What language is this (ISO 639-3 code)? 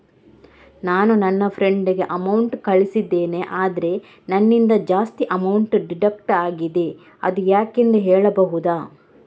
kan